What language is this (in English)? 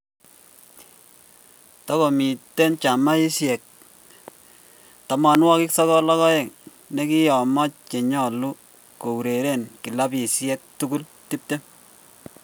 Kalenjin